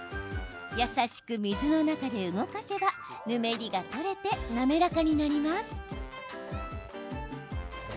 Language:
Japanese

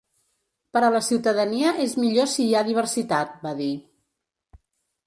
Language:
Catalan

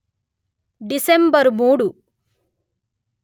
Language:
Telugu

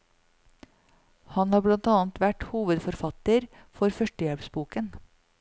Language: Norwegian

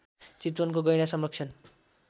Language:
Nepali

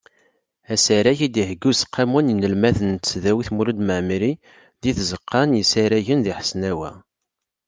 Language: Kabyle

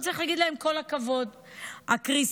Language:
Hebrew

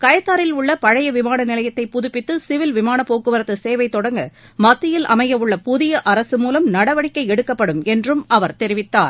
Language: Tamil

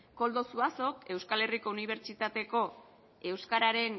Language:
Basque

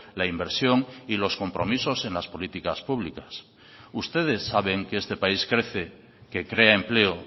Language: Spanish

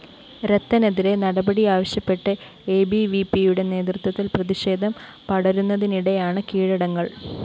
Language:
Malayalam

